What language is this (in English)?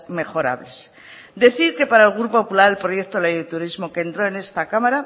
Spanish